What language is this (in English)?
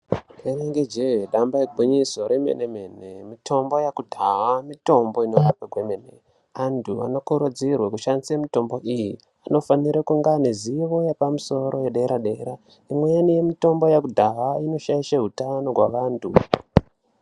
Ndau